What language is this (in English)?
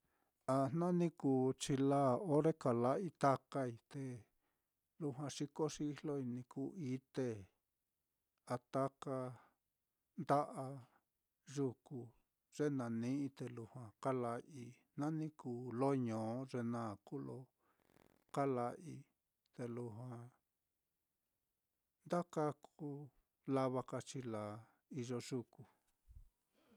Mitlatongo Mixtec